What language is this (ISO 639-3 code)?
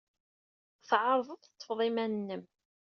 kab